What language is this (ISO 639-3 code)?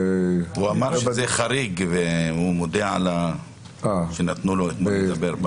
heb